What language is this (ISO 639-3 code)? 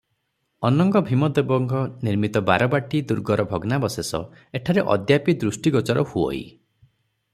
ori